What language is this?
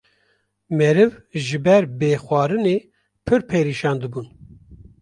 Kurdish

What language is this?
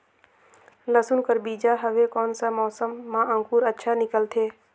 Chhattisgarhi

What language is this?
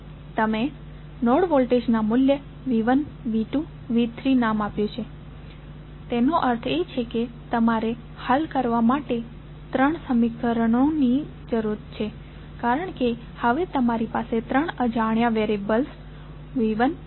Gujarati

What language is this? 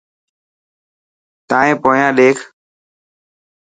Dhatki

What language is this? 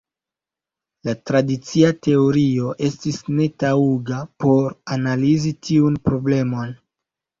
Esperanto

